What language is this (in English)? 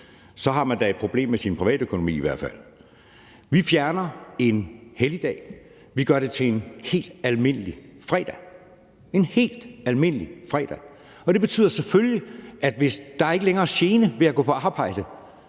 Danish